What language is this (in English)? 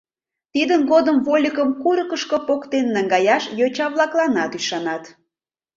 Mari